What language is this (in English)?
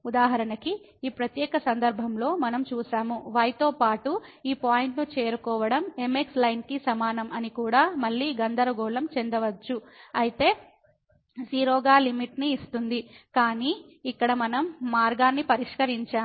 Telugu